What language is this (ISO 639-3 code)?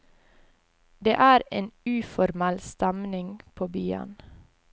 nor